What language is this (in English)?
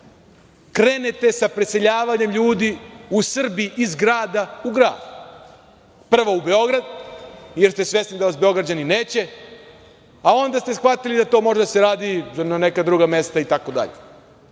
Serbian